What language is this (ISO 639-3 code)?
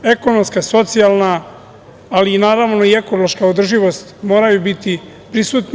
srp